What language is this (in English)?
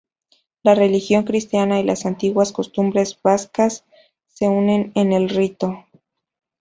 Spanish